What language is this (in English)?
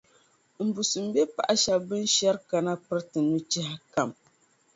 Dagbani